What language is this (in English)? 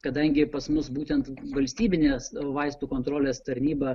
Lithuanian